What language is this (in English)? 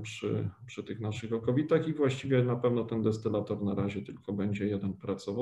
Polish